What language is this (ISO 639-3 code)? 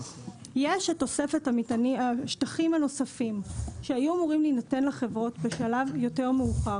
heb